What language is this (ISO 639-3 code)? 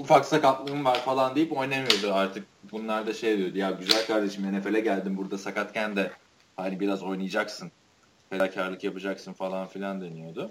tur